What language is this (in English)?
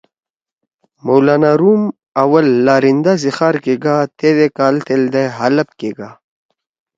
Torwali